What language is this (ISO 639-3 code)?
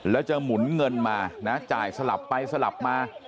tha